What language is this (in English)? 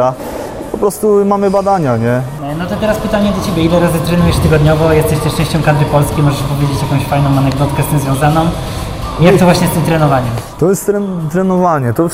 Polish